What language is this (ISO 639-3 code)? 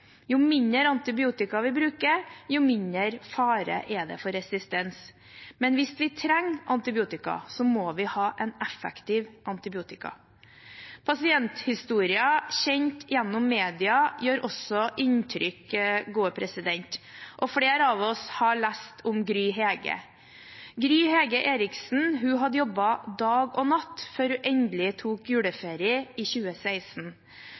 nob